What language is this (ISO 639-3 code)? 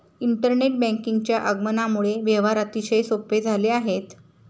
mar